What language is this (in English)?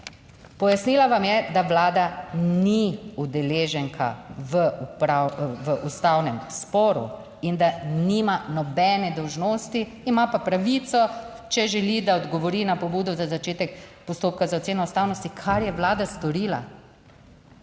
Slovenian